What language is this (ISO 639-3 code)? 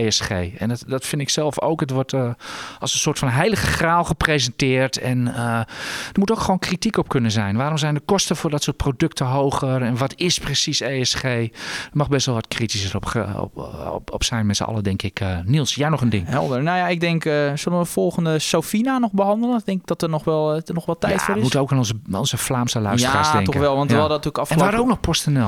nld